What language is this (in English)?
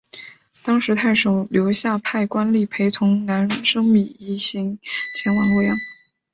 Chinese